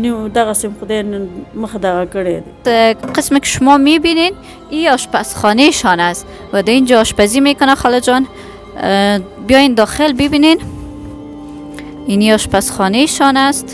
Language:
Persian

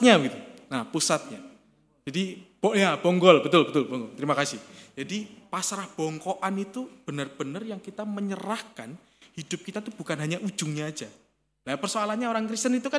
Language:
Indonesian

